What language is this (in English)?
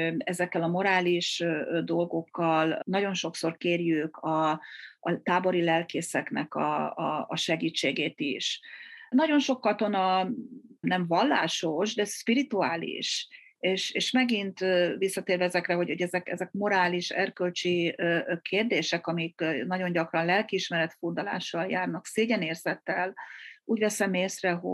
Hungarian